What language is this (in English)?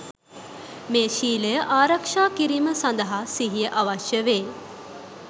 Sinhala